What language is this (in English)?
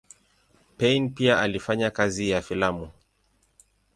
Swahili